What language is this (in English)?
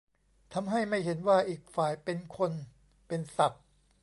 Thai